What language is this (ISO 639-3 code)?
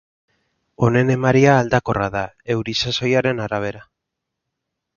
eus